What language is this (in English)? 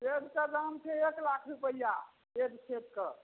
Maithili